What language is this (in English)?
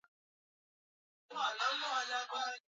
Swahili